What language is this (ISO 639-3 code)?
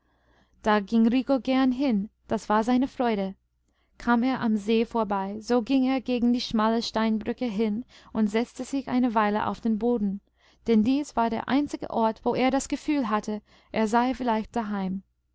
deu